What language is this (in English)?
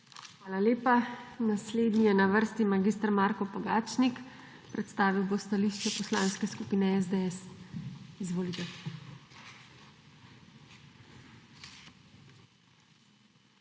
Slovenian